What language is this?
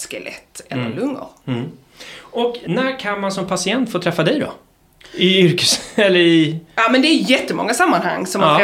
Swedish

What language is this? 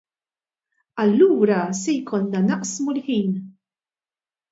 Maltese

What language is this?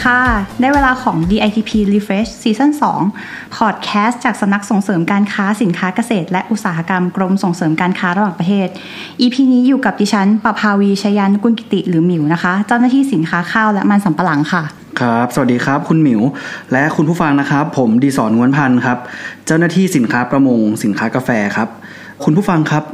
Thai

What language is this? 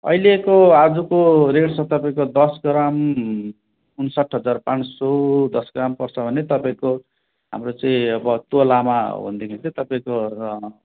Nepali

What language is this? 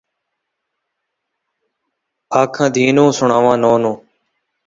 Saraiki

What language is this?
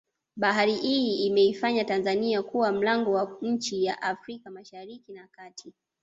Swahili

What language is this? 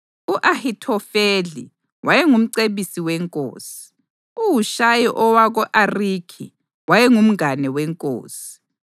North Ndebele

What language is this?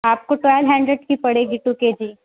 Urdu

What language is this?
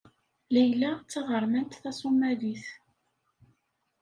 Kabyle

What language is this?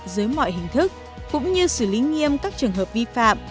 Vietnamese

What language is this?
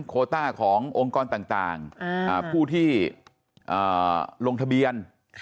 Thai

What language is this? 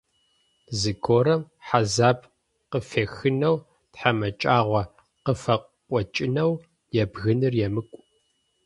Adyghe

